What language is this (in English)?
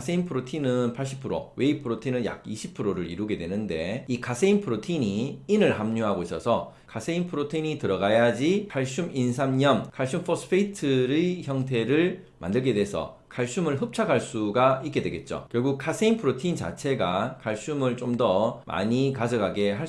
Korean